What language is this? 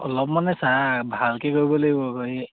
Assamese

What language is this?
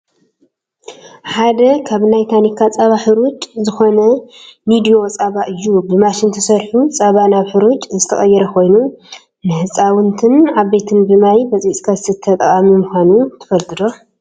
Tigrinya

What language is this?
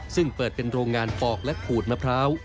Thai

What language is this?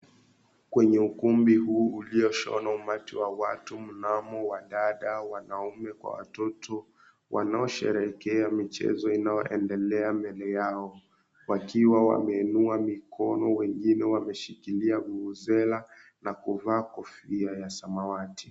Swahili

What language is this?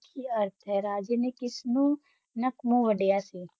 Punjabi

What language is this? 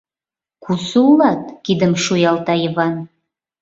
Mari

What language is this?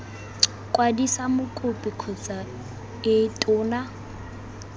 Tswana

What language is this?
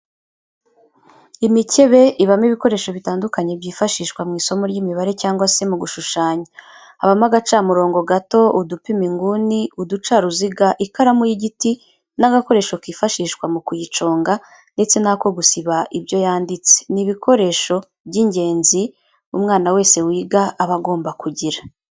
Kinyarwanda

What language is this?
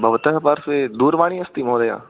Sanskrit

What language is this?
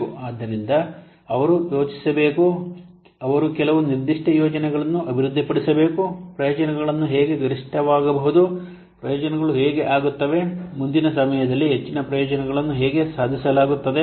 Kannada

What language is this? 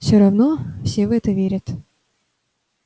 Russian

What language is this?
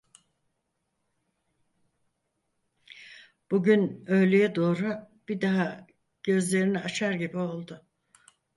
Turkish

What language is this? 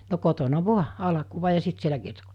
Finnish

